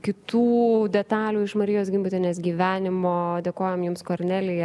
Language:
Lithuanian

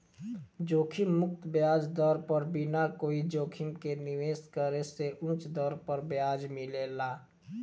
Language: Bhojpuri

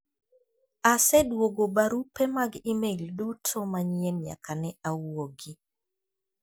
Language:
Luo (Kenya and Tanzania)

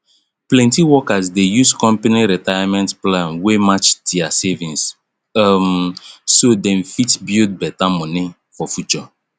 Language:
Nigerian Pidgin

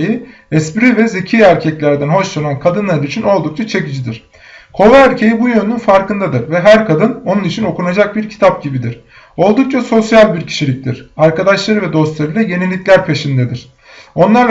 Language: Turkish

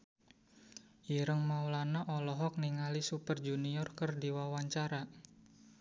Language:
Sundanese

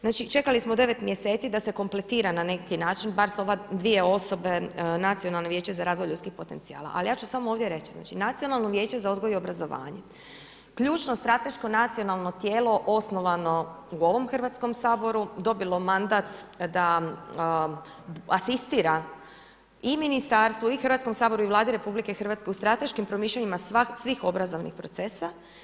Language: Croatian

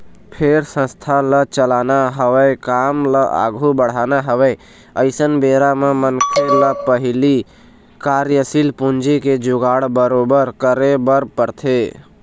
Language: Chhattisgarhi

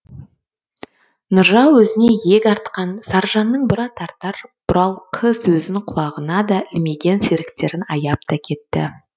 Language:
Kazakh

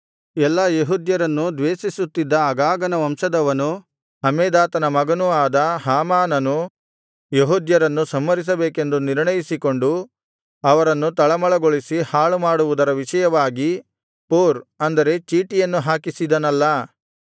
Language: Kannada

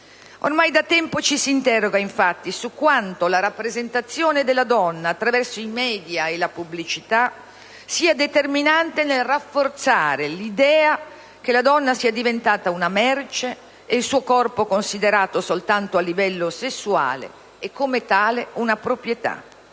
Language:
Italian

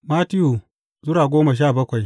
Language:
Hausa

